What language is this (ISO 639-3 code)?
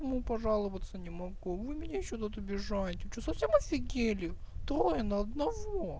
rus